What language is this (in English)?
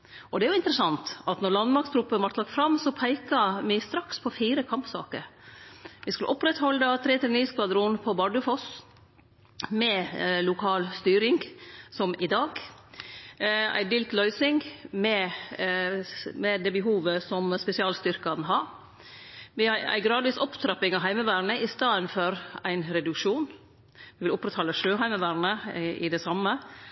Norwegian Nynorsk